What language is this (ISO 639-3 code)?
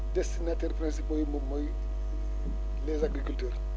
wol